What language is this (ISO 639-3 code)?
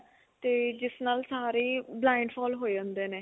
pan